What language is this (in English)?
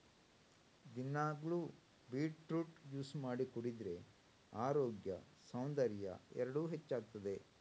Kannada